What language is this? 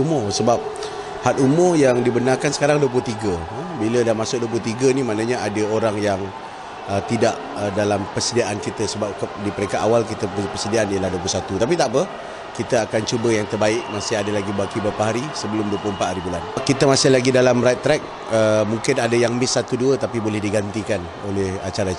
Malay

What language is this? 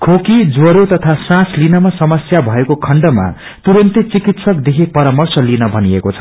Nepali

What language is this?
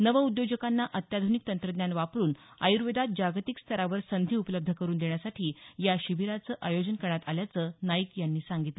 Marathi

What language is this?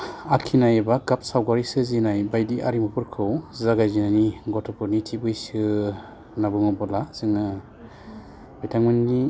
Bodo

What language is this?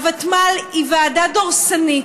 Hebrew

